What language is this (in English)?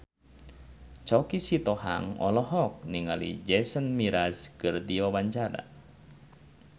Sundanese